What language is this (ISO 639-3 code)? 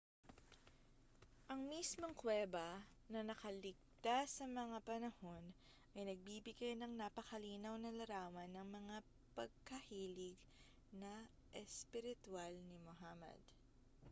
fil